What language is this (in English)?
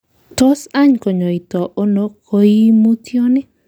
Kalenjin